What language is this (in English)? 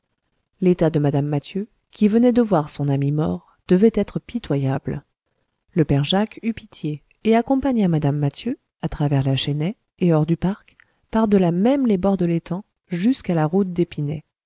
French